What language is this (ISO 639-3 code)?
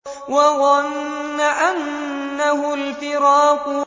ara